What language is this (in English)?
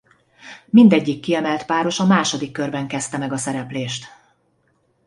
Hungarian